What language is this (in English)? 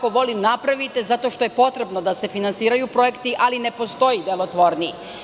Serbian